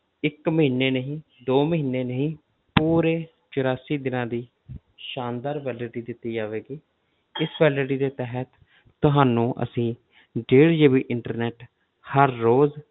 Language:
Punjabi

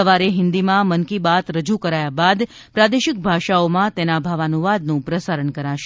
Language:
Gujarati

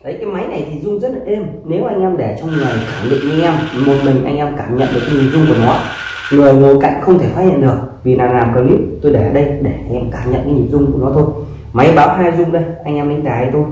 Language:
Vietnamese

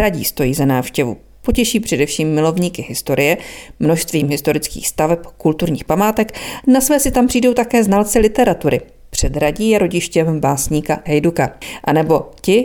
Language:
Czech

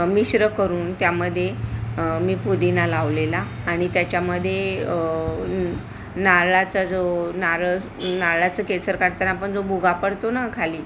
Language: Marathi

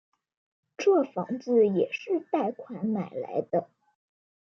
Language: Chinese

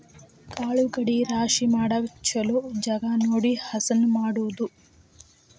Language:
Kannada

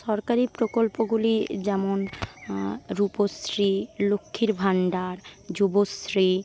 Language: Bangla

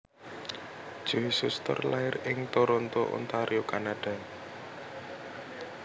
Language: Javanese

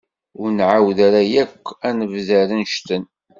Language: Kabyle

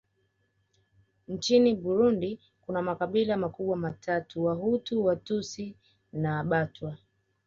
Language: Swahili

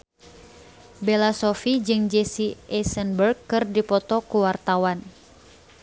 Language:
Sundanese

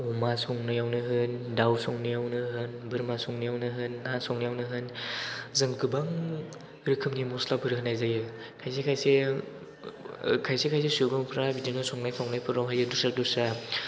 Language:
Bodo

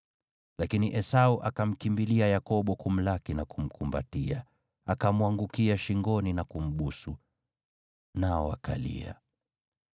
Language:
Swahili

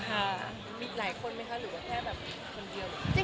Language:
Thai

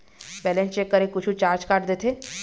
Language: Chhattisgarhi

